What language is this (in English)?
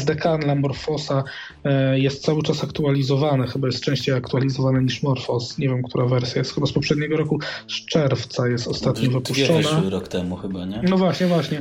Polish